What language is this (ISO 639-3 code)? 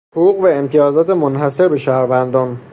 fas